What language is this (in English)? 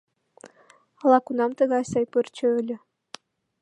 Mari